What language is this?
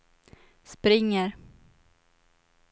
Swedish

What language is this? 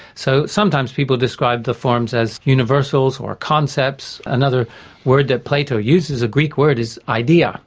English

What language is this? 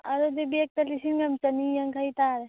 Manipuri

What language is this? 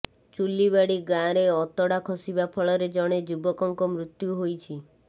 Odia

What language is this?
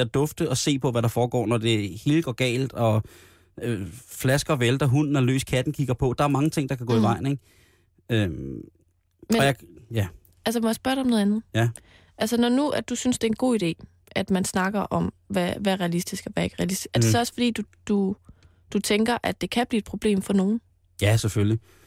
Danish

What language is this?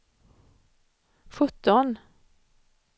Swedish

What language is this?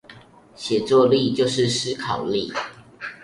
Chinese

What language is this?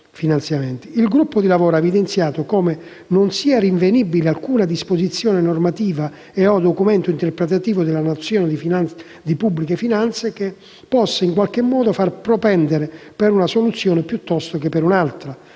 Italian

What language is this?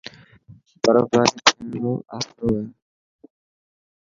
Dhatki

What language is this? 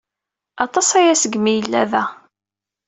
Kabyle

